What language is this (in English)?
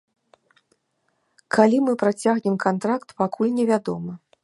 Belarusian